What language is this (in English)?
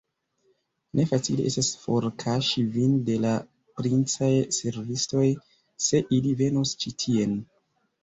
Esperanto